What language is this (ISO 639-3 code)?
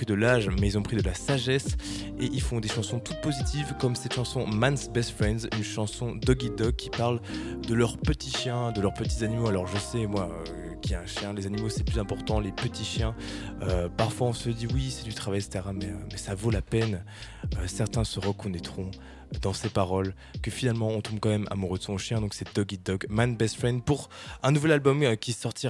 fra